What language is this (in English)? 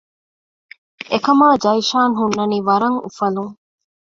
Divehi